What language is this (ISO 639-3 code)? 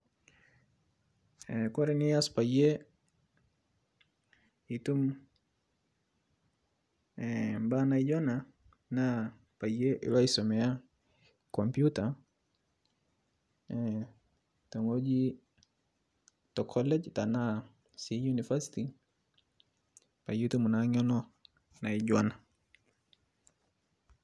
mas